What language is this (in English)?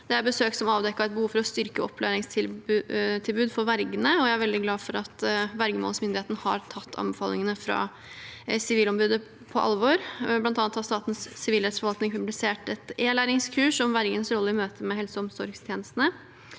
Norwegian